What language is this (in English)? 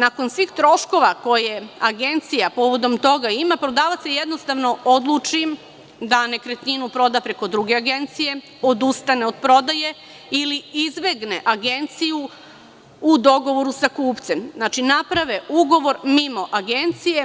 Serbian